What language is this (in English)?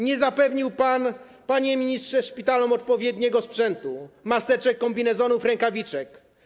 Polish